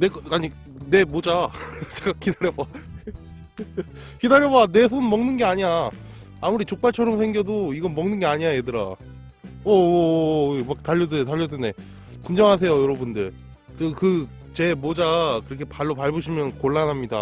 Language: Korean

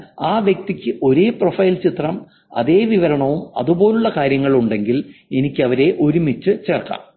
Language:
Malayalam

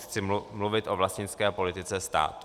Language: Czech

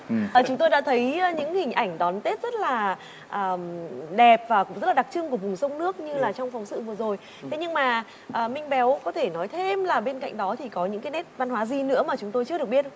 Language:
Vietnamese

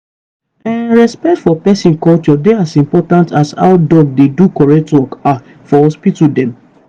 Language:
Nigerian Pidgin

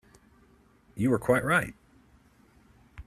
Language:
English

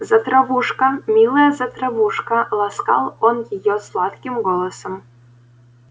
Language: Russian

